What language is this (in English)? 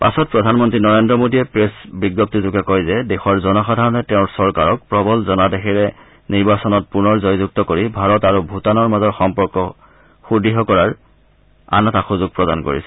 Assamese